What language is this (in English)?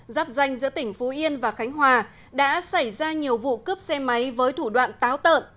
Vietnamese